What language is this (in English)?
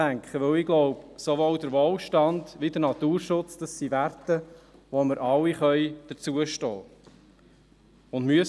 Swiss German